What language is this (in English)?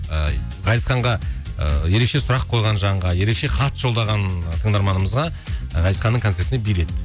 Kazakh